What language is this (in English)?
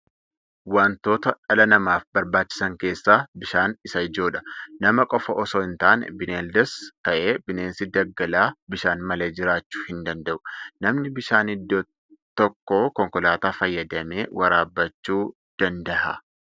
Oromo